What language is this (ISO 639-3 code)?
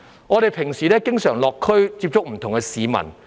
yue